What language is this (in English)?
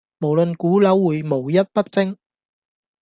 Cantonese